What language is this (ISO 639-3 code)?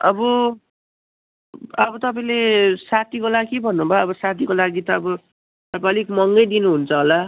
nep